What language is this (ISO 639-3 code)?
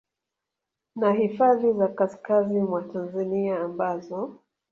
swa